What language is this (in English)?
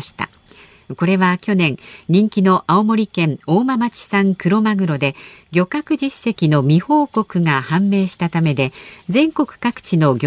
Japanese